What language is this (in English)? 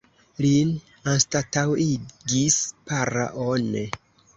Esperanto